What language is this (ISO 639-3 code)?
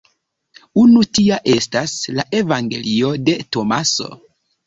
epo